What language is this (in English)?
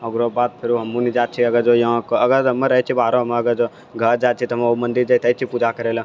Maithili